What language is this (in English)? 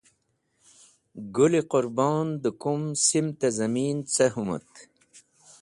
Wakhi